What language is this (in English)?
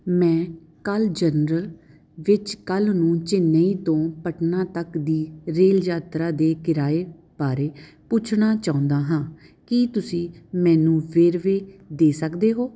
Punjabi